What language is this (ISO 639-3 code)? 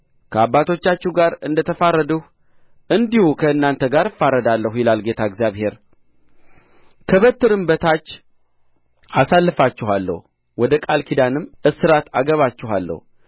amh